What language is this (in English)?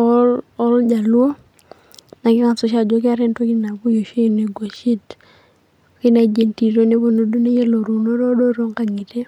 Masai